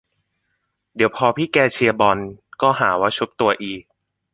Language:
Thai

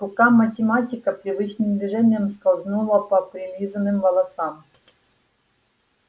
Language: Russian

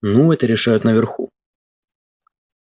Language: Russian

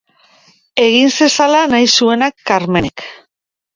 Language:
Basque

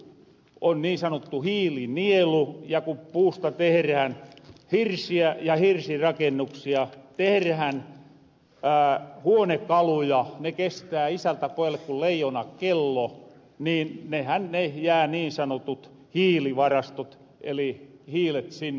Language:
Finnish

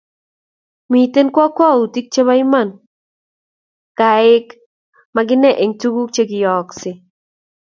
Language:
Kalenjin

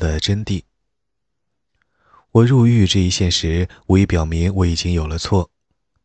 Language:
Chinese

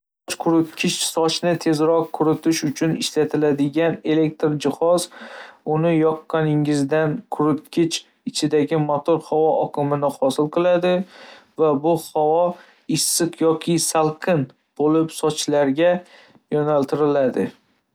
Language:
Uzbek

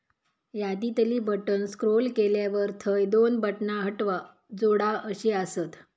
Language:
Marathi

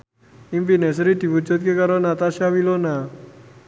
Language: Javanese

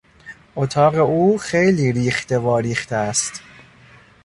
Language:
Persian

